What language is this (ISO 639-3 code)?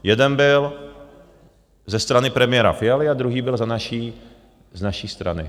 ces